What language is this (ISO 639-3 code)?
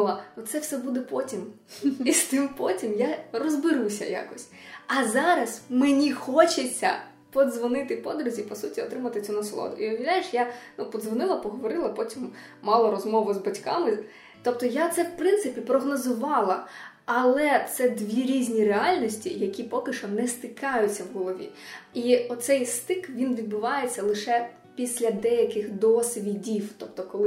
ukr